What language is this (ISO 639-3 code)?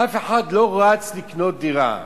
heb